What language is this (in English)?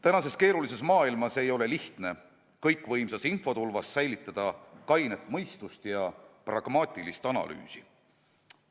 Estonian